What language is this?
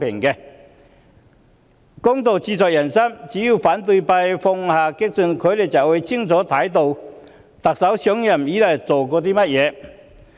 Cantonese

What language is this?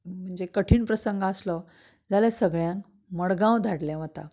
Konkani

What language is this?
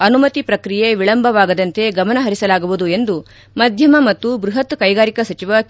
Kannada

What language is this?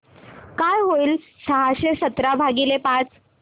Marathi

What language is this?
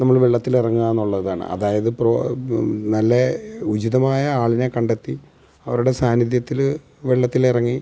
Malayalam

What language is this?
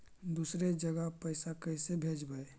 Magahi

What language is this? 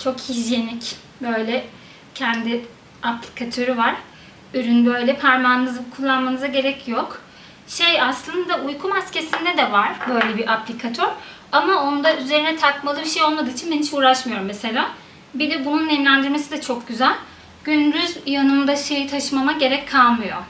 Turkish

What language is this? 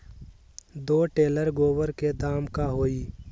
Magahi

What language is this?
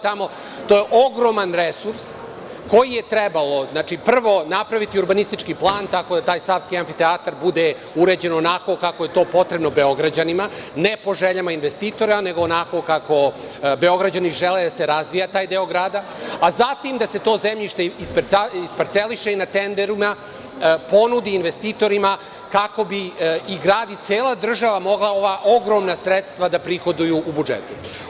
Serbian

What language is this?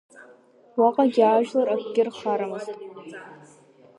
Abkhazian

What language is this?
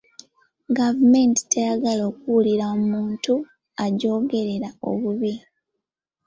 Ganda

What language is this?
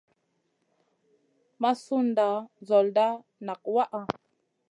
Masana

